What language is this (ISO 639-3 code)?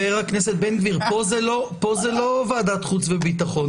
heb